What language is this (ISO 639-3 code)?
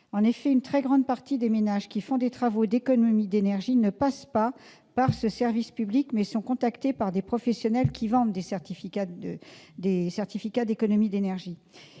fra